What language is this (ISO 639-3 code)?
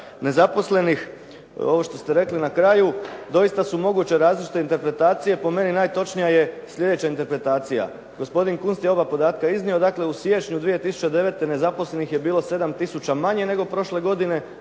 hrv